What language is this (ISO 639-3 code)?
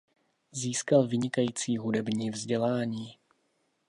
ces